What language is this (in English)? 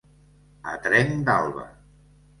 Catalan